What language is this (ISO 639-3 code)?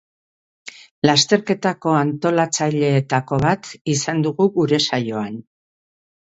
eus